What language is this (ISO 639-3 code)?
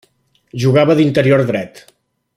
cat